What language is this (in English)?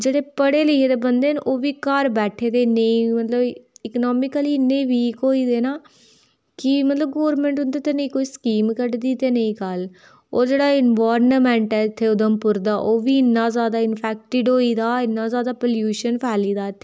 Dogri